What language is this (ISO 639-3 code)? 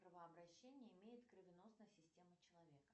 rus